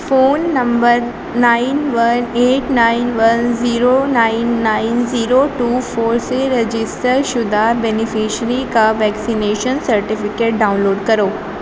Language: Urdu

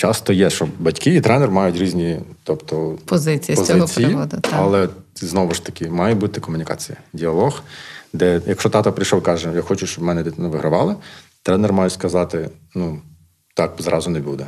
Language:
Ukrainian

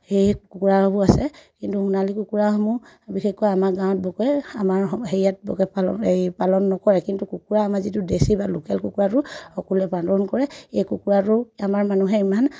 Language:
Assamese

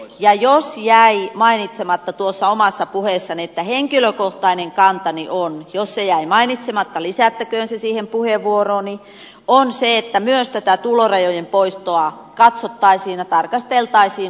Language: Finnish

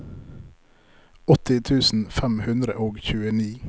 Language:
Norwegian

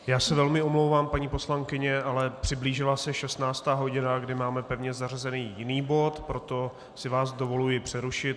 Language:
Czech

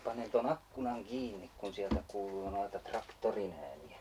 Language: Finnish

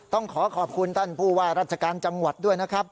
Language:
Thai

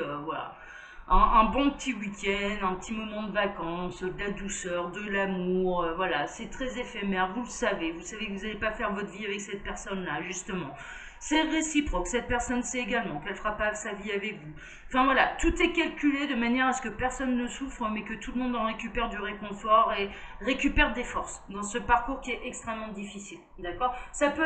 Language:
French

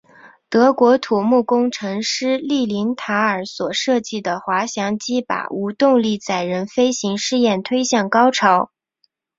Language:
Chinese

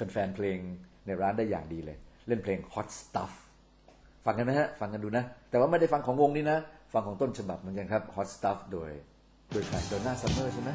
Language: Thai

